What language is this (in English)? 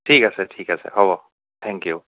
Assamese